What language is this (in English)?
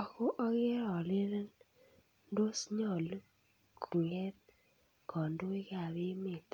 Kalenjin